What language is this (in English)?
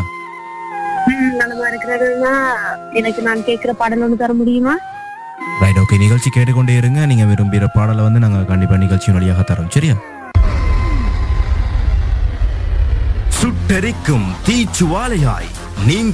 Tamil